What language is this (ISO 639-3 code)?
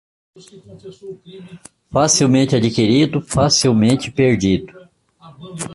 por